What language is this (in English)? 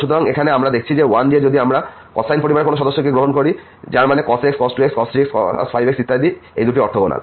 Bangla